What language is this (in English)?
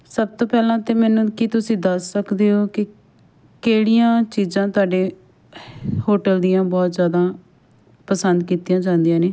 Punjabi